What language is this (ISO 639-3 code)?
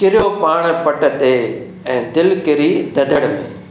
snd